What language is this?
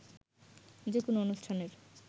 Bangla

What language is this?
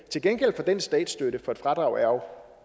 Danish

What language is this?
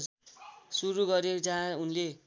Nepali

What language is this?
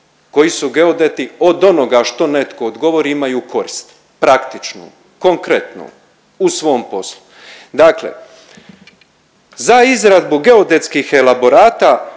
Croatian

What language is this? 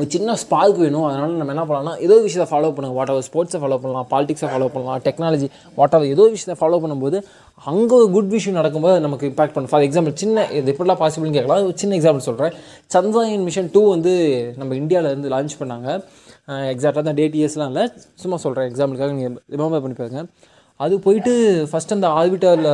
Tamil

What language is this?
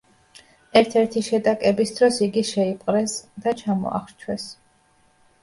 Georgian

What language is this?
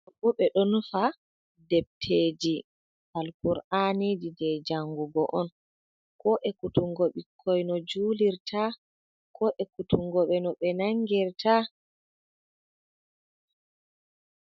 Fula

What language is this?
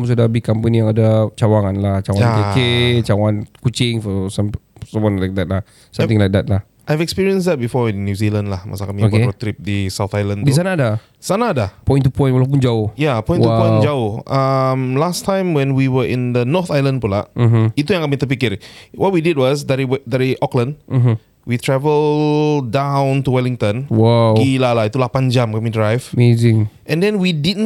Malay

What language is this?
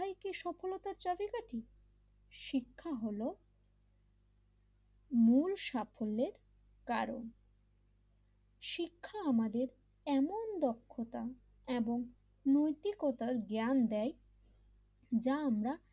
Bangla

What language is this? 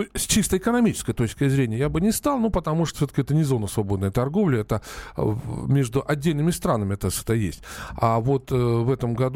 Russian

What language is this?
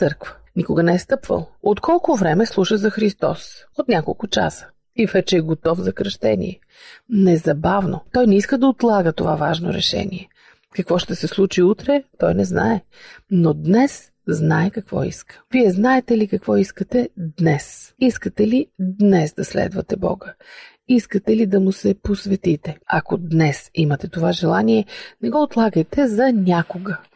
Bulgarian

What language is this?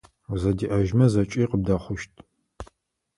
Adyghe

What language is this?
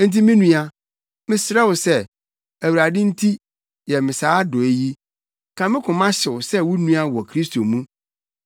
Akan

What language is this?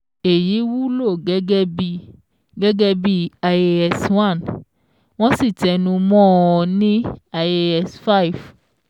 Yoruba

